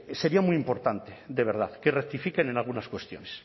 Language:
Spanish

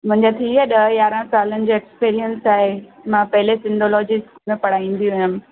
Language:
Sindhi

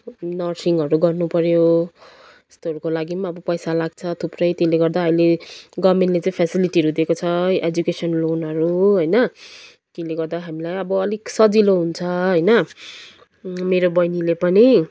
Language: Nepali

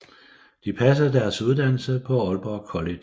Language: Danish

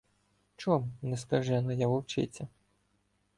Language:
Ukrainian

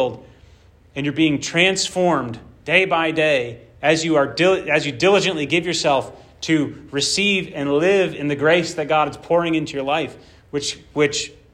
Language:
English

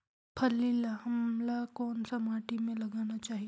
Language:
Chhattisgarhi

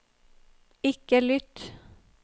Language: Norwegian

